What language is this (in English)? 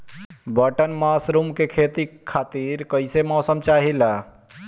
Bhojpuri